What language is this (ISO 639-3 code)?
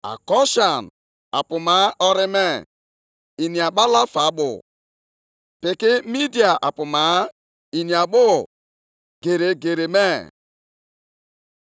ibo